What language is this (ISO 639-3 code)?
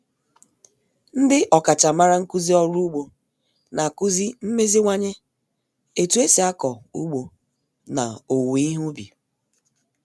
ibo